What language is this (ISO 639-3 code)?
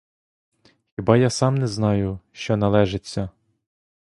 ukr